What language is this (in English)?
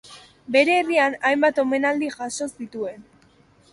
Basque